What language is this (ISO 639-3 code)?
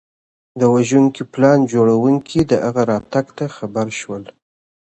pus